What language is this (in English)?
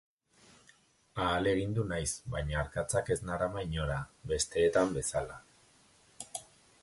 Basque